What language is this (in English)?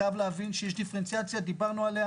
Hebrew